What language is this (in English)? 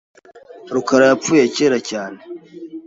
Kinyarwanda